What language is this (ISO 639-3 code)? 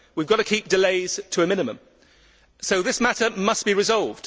eng